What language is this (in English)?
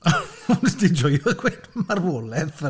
Welsh